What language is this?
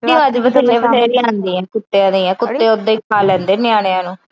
Punjabi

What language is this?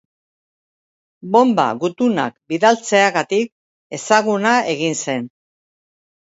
Basque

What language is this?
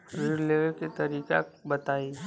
Bhojpuri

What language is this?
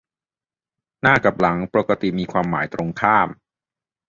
Thai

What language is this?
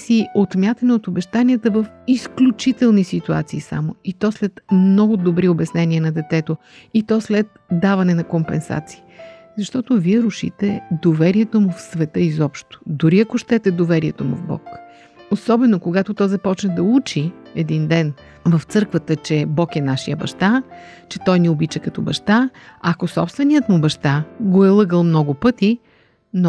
Bulgarian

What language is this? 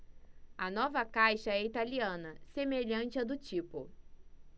Portuguese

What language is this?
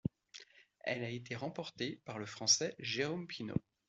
French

